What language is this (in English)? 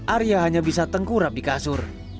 Indonesian